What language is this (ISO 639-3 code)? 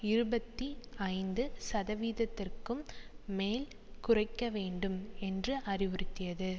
tam